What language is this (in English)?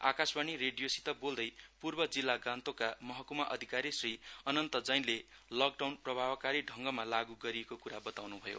Nepali